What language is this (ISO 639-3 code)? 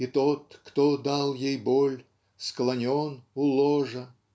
rus